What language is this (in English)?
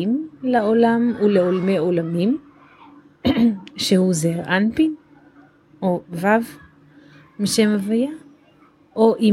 Hebrew